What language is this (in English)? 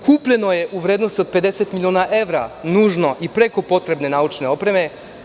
Serbian